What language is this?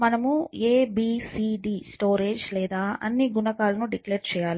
Telugu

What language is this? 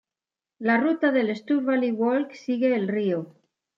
Spanish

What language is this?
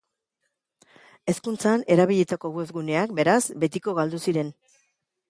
Basque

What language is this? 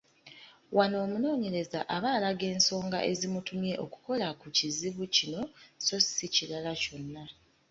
Ganda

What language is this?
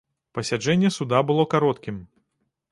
Belarusian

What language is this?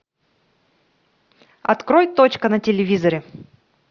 Russian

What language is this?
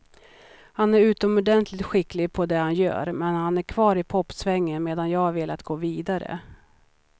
Swedish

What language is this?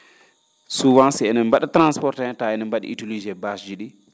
Fula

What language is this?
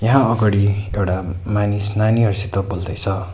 Nepali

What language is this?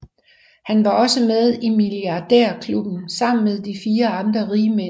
Danish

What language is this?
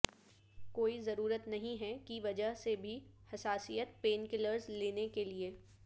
Urdu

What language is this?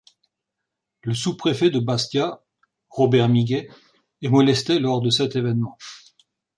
French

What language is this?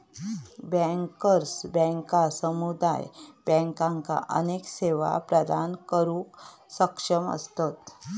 Marathi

